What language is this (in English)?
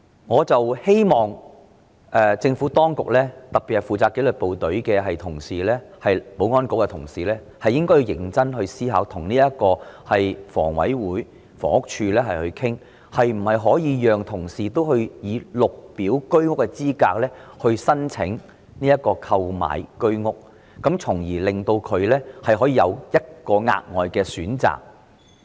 Cantonese